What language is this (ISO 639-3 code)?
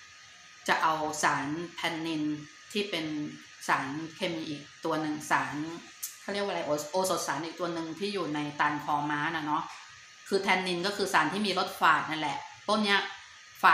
tha